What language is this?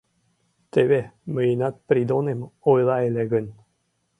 Mari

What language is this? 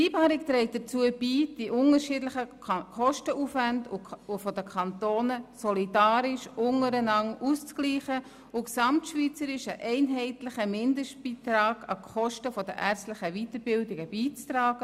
Swiss German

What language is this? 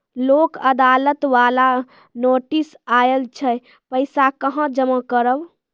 Maithili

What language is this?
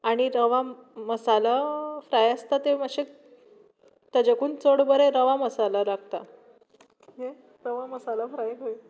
Konkani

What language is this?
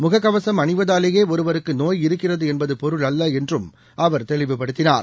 Tamil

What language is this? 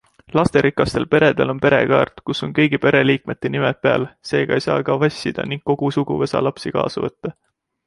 Estonian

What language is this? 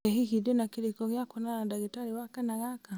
Kikuyu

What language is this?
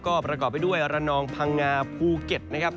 Thai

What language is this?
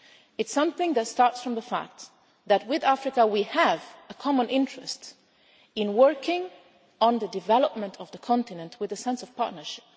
English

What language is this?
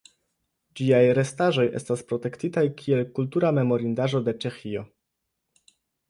Esperanto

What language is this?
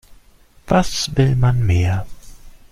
German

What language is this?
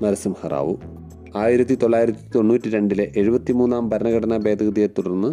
Malayalam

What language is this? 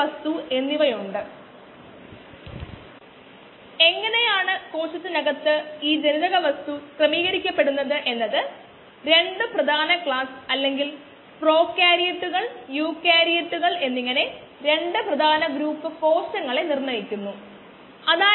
Malayalam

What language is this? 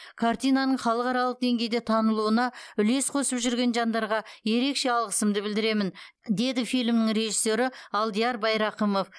Kazakh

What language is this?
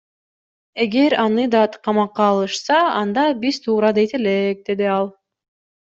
Kyrgyz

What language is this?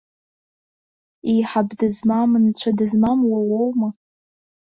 Abkhazian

